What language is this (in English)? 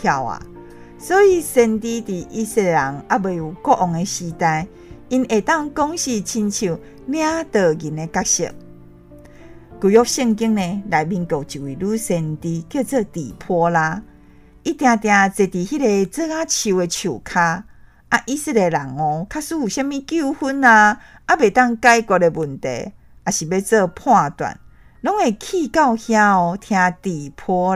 Chinese